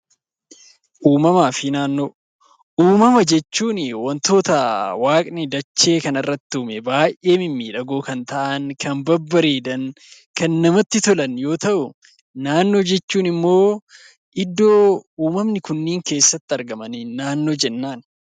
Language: Oromo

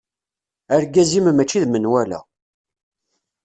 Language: Kabyle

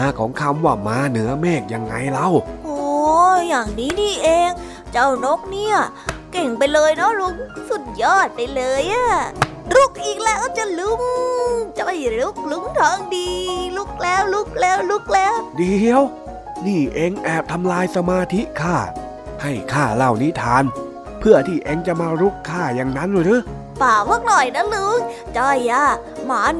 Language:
Thai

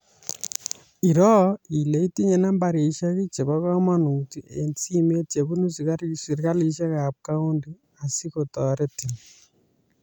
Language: Kalenjin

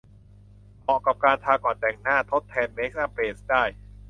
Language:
Thai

